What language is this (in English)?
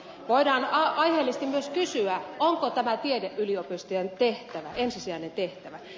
Finnish